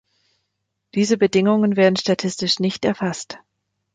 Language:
German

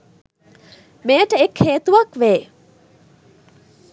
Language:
Sinhala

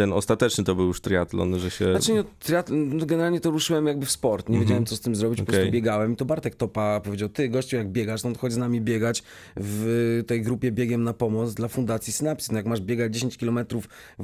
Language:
Polish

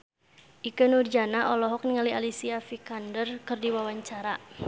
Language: Sundanese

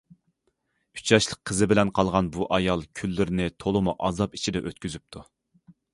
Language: Uyghur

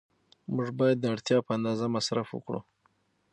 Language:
Pashto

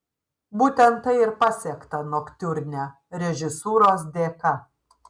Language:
Lithuanian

